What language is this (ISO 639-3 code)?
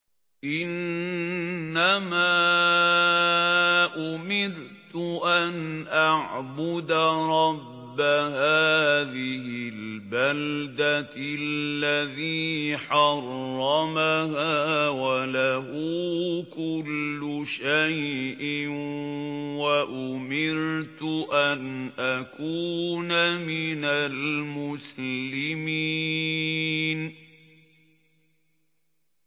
ara